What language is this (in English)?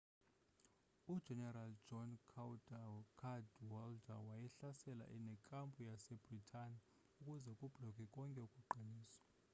Xhosa